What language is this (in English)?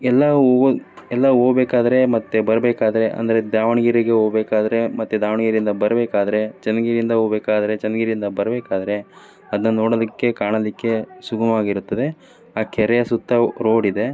Kannada